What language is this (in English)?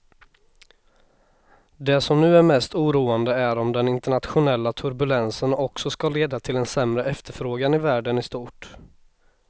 Swedish